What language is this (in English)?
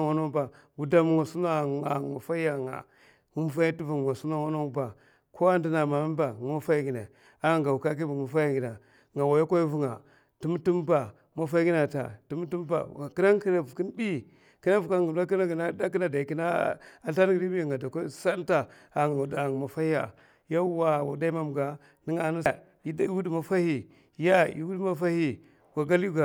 Mafa